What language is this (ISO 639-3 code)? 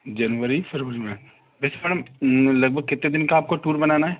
hin